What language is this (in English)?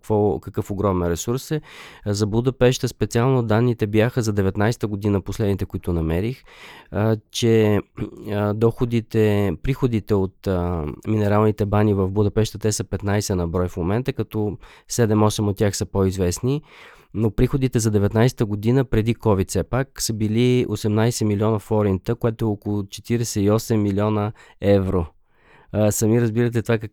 Bulgarian